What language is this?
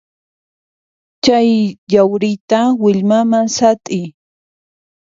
Puno Quechua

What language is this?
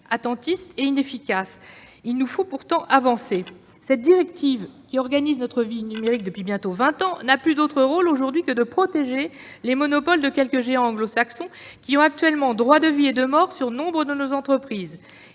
French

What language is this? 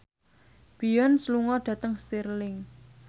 Javanese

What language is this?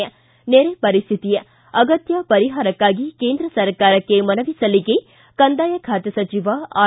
Kannada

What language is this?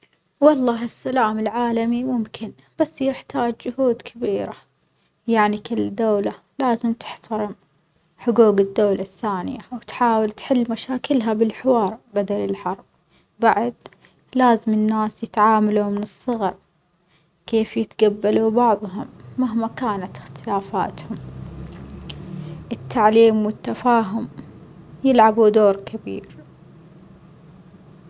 Omani Arabic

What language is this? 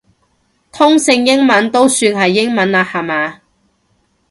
Cantonese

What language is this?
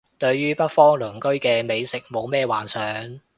Cantonese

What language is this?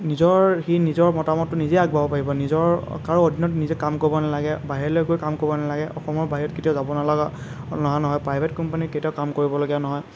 Assamese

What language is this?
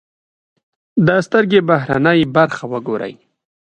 Pashto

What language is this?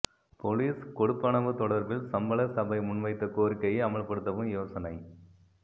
Tamil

